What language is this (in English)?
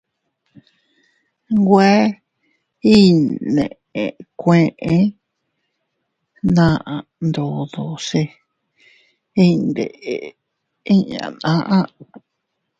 Teutila Cuicatec